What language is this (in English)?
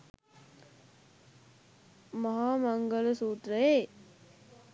Sinhala